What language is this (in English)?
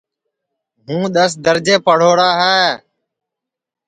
Sansi